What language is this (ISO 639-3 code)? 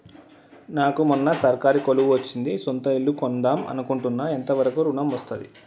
tel